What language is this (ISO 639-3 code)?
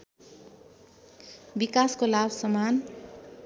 nep